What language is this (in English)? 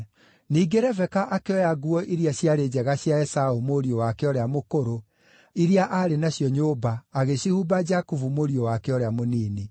Kikuyu